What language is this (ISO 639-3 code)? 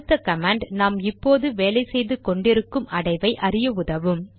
tam